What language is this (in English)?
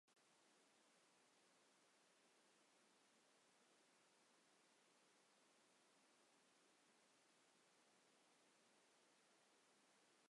Bangla